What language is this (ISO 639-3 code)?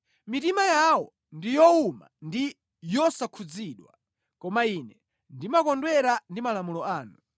nya